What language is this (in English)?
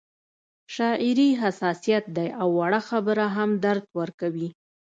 Pashto